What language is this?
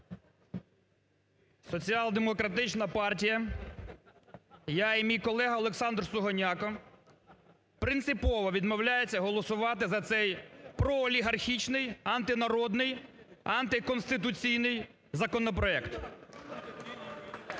Ukrainian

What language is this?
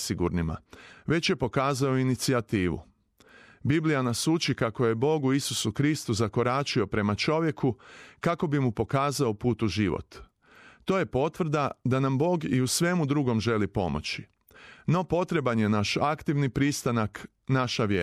Croatian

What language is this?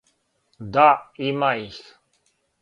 Serbian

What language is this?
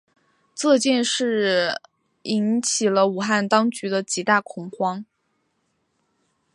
Chinese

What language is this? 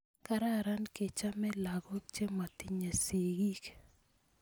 Kalenjin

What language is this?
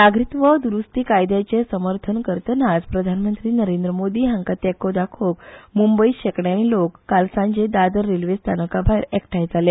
Konkani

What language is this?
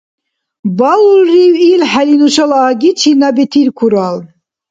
Dargwa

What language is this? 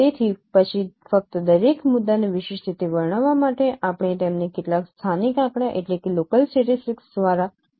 Gujarati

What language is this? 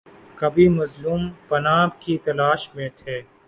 Urdu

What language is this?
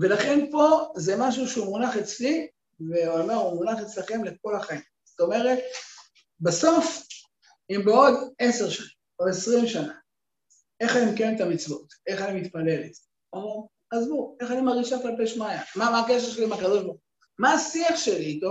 Hebrew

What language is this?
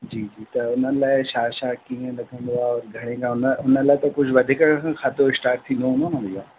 Sindhi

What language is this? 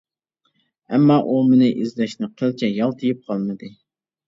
Uyghur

